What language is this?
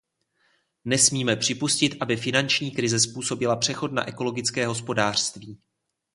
Czech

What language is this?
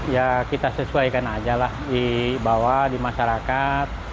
Indonesian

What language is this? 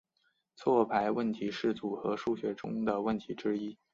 Chinese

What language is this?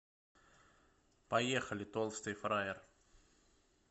Russian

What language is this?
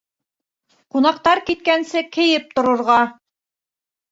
Bashkir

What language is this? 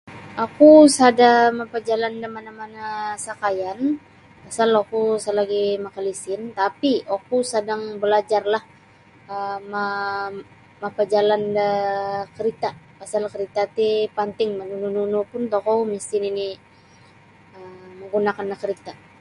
Sabah Bisaya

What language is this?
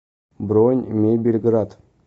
Russian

